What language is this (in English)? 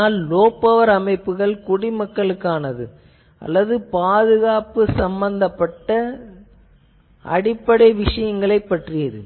Tamil